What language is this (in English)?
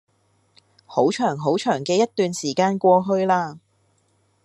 Cantonese